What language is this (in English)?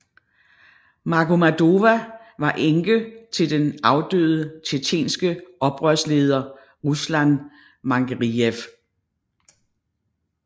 Danish